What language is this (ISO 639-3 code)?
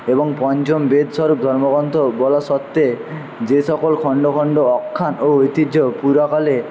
ben